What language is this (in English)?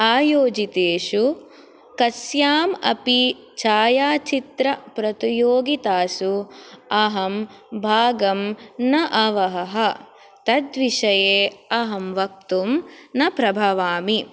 Sanskrit